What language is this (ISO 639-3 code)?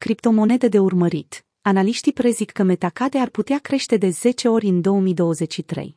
ron